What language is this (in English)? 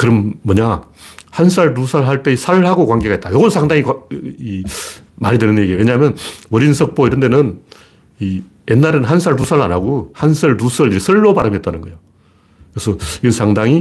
Korean